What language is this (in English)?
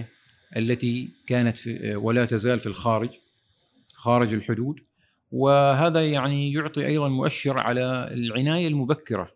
Arabic